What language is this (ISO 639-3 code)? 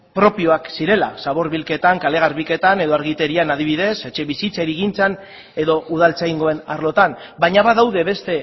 eus